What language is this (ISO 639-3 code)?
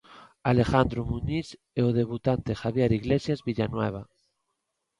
glg